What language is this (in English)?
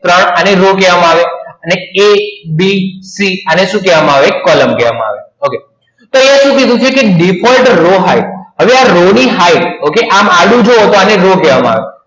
Gujarati